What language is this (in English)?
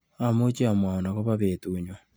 Kalenjin